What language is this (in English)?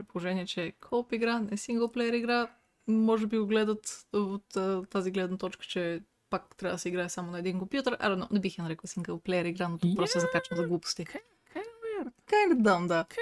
Bulgarian